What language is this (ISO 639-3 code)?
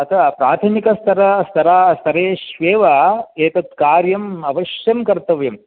san